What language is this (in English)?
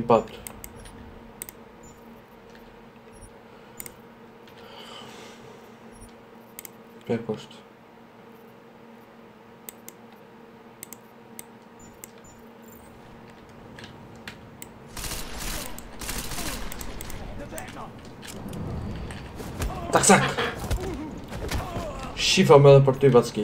Romanian